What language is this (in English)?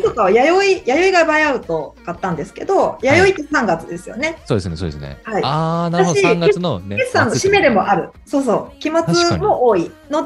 Japanese